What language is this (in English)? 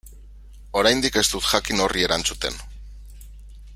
Basque